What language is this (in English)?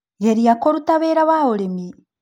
Kikuyu